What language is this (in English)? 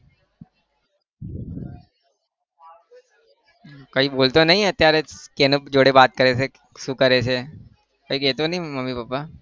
Gujarati